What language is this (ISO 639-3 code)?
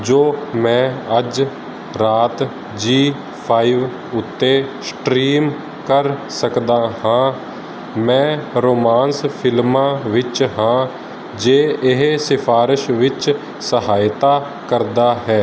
pan